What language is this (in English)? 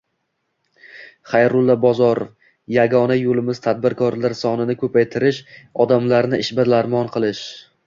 Uzbek